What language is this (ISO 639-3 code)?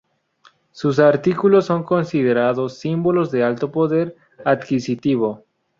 spa